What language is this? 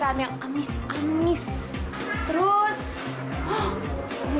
Indonesian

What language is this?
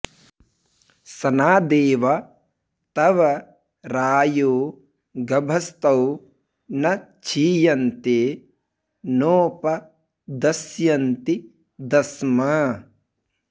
Sanskrit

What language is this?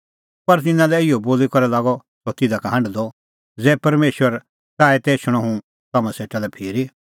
Kullu Pahari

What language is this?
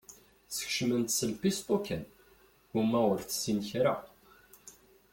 Kabyle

